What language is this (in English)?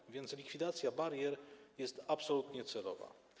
Polish